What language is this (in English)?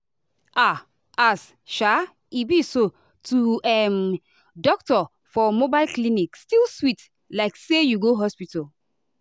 Nigerian Pidgin